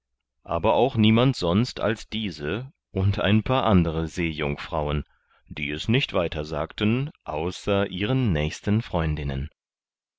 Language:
German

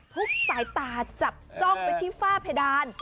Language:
Thai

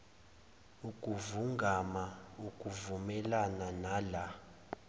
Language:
Zulu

